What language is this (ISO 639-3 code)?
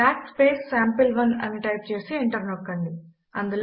tel